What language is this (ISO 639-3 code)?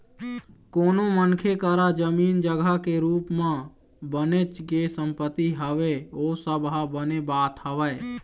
hne